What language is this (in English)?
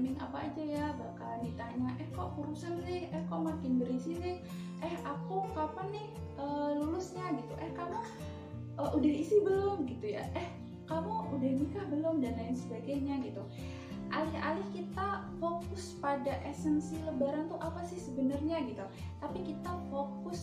Indonesian